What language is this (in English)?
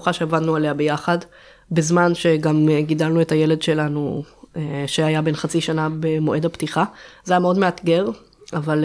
Hebrew